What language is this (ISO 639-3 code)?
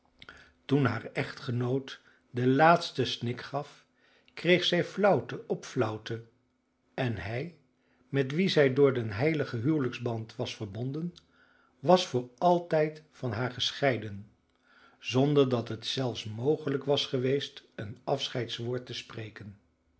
nld